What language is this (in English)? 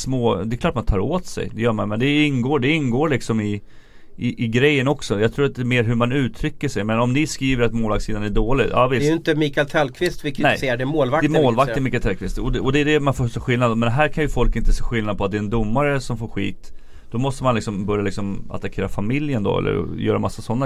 Swedish